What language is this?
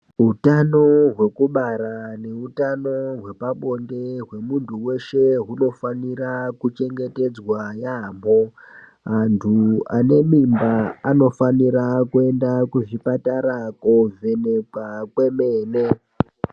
Ndau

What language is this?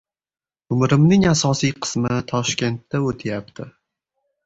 Uzbek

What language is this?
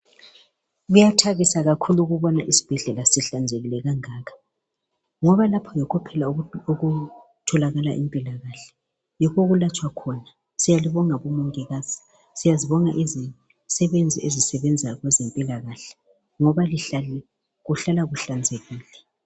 North Ndebele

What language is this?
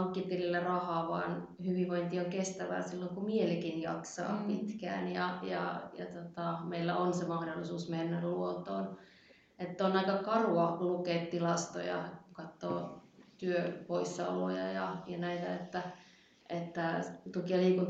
Finnish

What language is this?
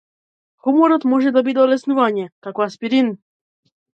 Macedonian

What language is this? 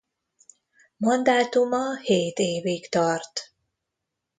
Hungarian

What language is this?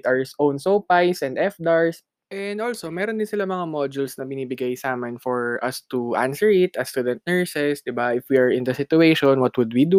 Filipino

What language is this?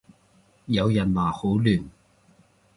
Cantonese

